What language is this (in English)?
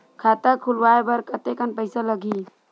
Chhattisgarhi